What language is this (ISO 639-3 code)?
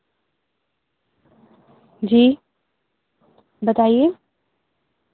urd